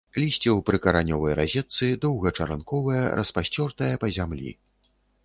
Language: Belarusian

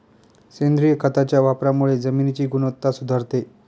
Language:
Marathi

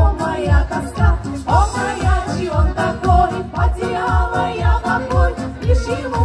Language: Russian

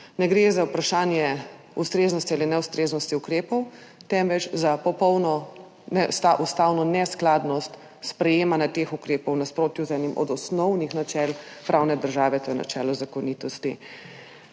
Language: Slovenian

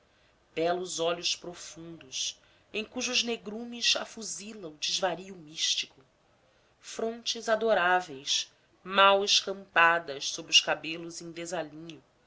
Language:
Portuguese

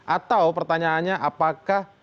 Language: Indonesian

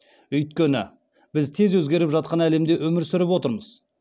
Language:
Kazakh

